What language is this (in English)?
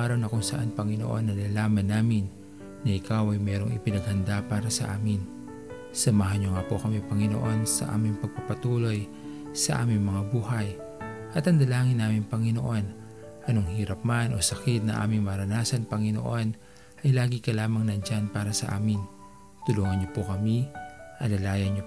Filipino